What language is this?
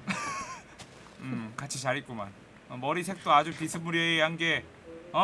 Korean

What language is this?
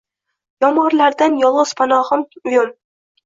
Uzbek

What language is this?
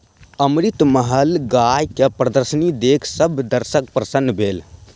Maithili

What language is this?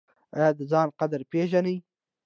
Pashto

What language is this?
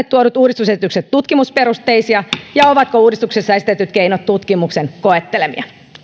Finnish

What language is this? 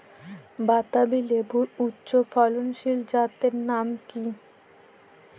Bangla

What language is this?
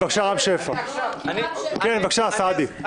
Hebrew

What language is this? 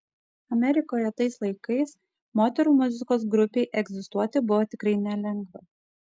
Lithuanian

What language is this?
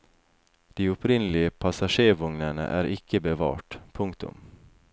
Norwegian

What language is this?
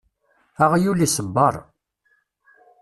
Kabyle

